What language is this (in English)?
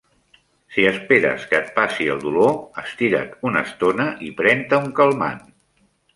Catalan